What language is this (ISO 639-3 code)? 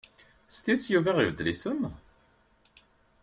kab